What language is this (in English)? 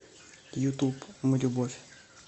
Russian